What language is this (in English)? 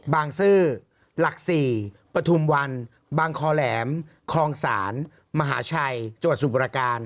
Thai